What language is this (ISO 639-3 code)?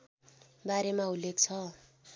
nep